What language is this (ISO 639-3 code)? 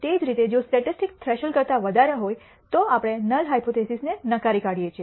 guj